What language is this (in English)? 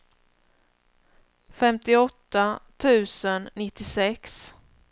Swedish